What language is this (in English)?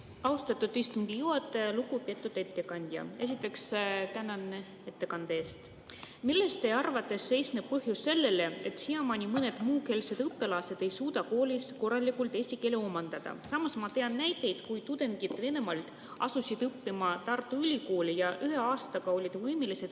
Estonian